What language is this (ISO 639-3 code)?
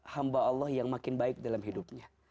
ind